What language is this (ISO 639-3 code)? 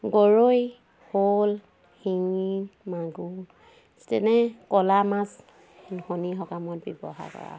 asm